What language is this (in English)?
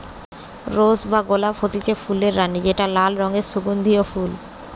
Bangla